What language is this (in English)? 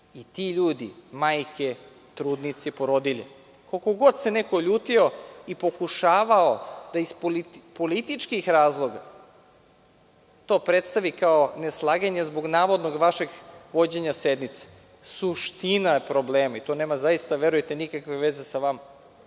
Serbian